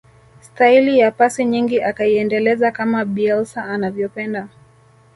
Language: Swahili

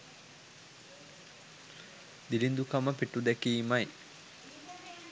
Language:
Sinhala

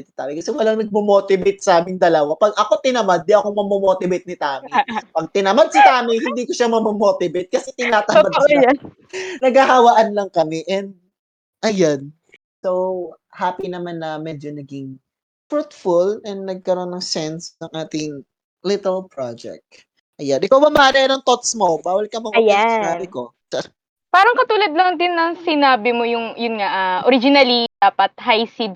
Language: Filipino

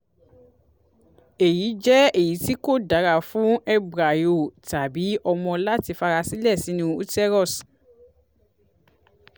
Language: Yoruba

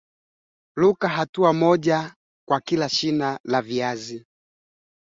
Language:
Swahili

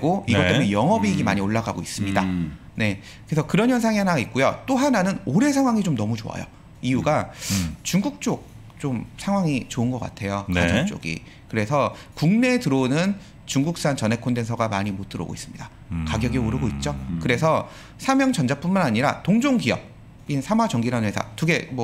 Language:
Korean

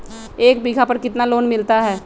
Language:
Magahi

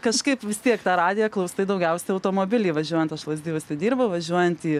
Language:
Lithuanian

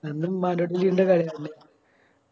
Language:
Malayalam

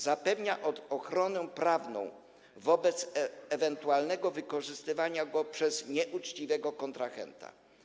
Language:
Polish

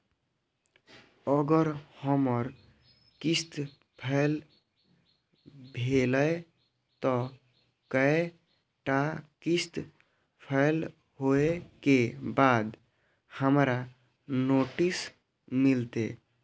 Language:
Maithili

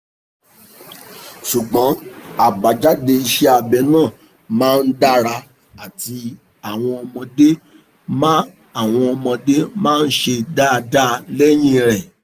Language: Yoruba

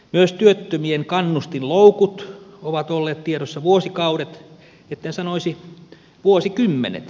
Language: Finnish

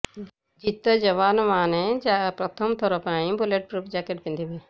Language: Odia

